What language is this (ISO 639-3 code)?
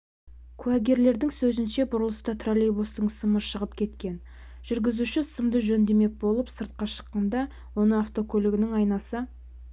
kaz